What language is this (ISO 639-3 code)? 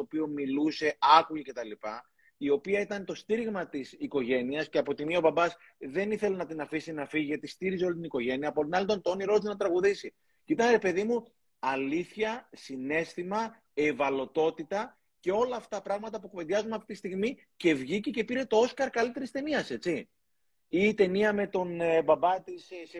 ell